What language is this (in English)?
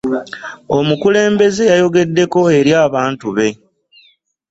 Ganda